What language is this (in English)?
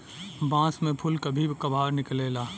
Bhojpuri